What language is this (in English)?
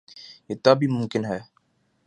Urdu